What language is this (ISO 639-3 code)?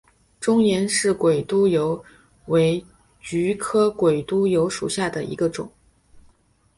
zho